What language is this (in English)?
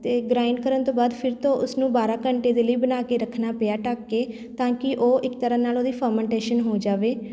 Punjabi